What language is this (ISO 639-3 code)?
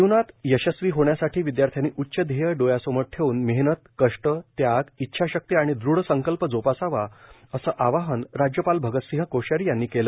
mar